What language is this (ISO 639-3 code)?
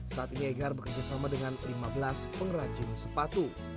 ind